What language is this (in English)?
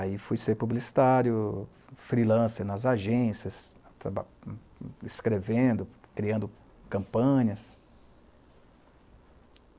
Portuguese